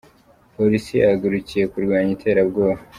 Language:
Kinyarwanda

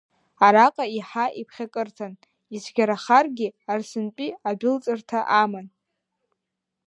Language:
Abkhazian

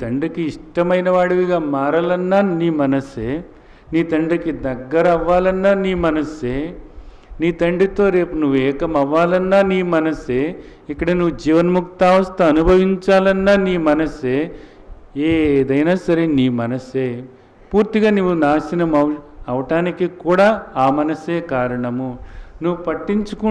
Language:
Hindi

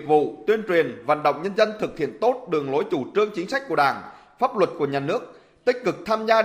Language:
Vietnamese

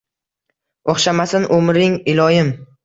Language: Uzbek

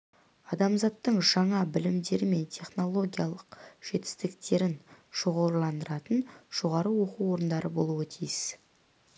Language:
Kazakh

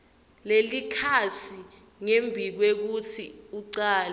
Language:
Swati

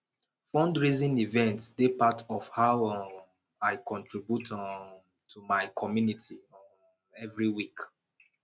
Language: Nigerian Pidgin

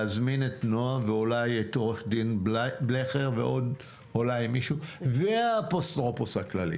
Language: Hebrew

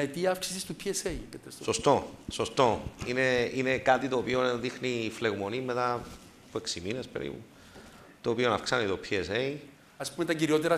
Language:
Greek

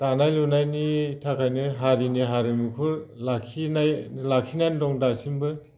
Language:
Bodo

